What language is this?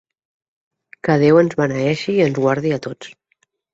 Catalan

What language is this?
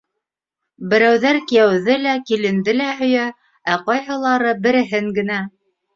Bashkir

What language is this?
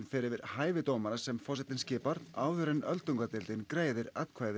Icelandic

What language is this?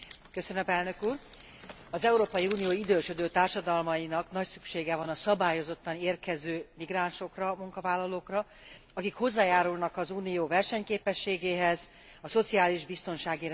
Hungarian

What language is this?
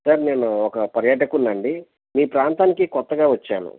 Telugu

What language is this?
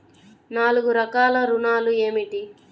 Telugu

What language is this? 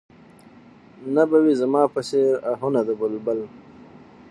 Pashto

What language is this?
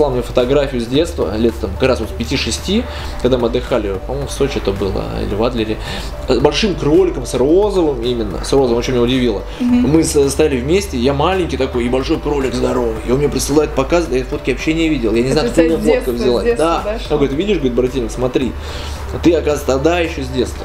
Russian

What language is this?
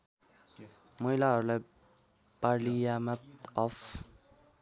Nepali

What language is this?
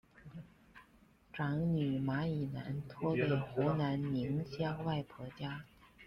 Chinese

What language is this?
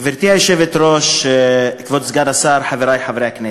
Hebrew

